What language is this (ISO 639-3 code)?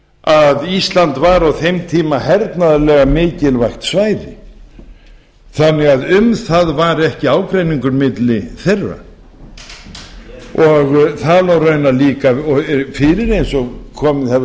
isl